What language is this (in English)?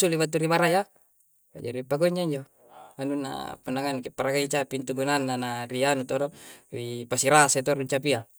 Coastal Konjo